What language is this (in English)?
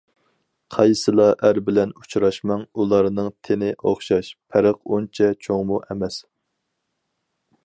Uyghur